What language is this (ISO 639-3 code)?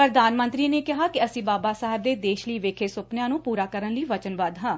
pan